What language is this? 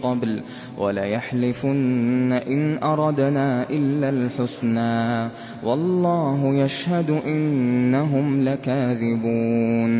Arabic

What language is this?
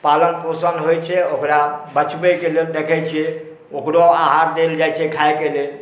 Maithili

